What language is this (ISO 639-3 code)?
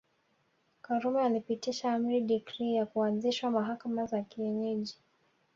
swa